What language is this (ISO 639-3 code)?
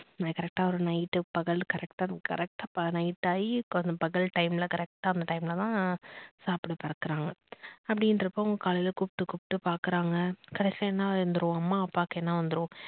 tam